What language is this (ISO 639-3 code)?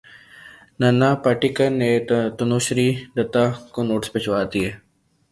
urd